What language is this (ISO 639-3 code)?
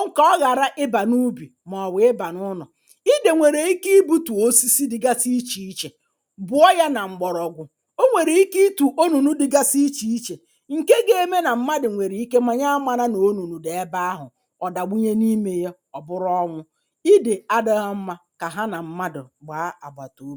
ibo